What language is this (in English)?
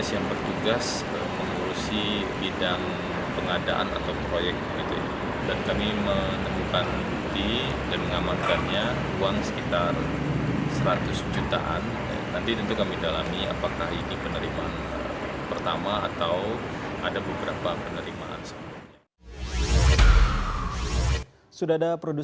Indonesian